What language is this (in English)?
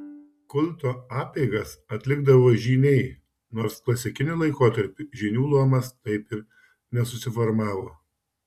Lithuanian